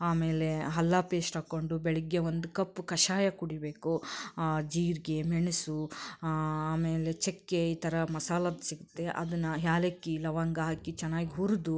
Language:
Kannada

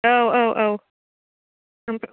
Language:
Bodo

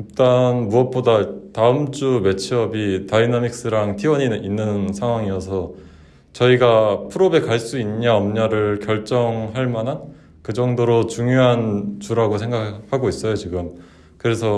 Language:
Korean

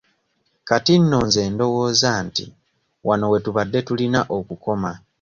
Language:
Ganda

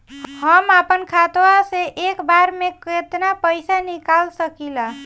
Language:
Bhojpuri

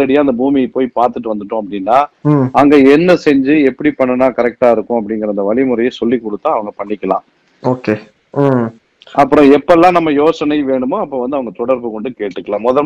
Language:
Tamil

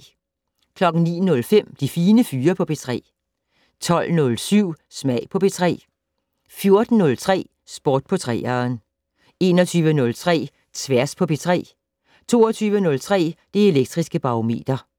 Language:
Danish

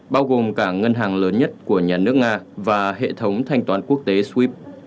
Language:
Vietnamese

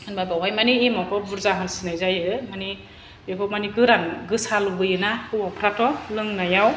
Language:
Bodo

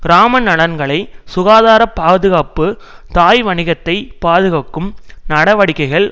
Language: Tamil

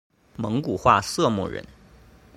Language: Chinese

